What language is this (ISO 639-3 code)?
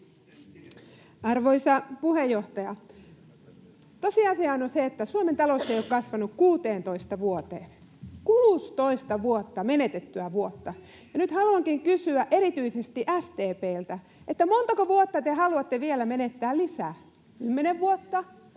fin